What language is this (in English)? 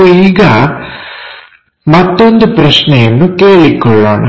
Kannada